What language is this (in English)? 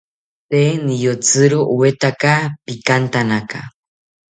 South Ucayali Ashéninka